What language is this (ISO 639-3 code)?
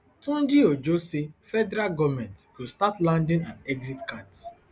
pcm